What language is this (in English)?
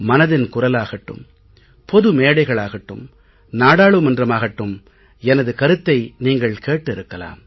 Tamil